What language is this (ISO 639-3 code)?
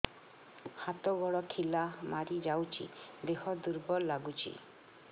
ori